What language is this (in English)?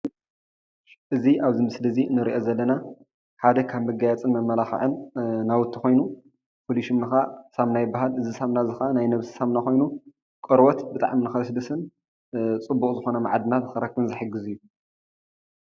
Tigrinya